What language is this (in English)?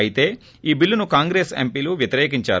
Telugu